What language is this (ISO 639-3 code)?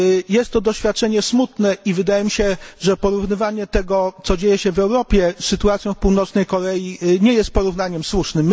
pol